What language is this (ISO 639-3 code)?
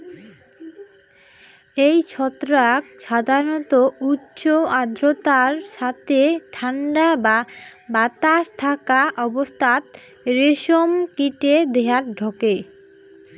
ben